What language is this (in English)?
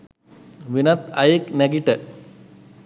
Sinhala